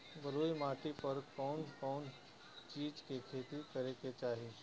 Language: Bhojpuri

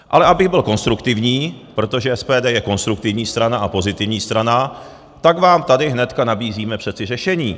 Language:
Czech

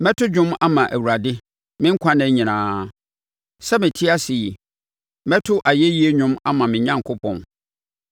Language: Akan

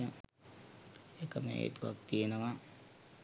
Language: Sinhala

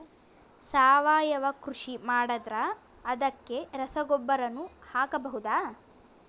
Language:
Kannada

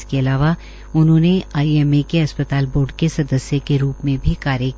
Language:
Hindi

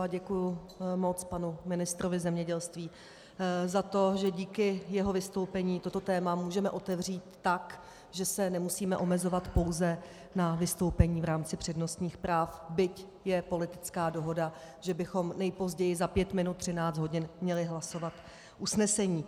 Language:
Czech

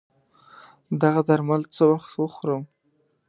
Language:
Pashto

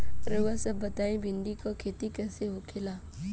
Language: Bhojpuri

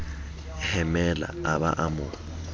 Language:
Southern Sotho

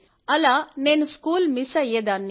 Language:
Telugu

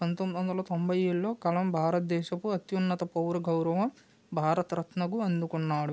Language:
Telugu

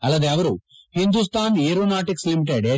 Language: Kannada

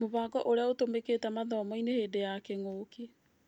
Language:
Kikuyu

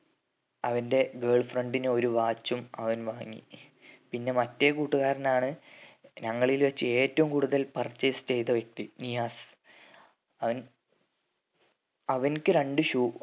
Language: Malayalam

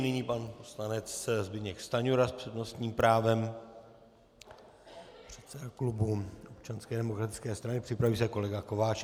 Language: Czech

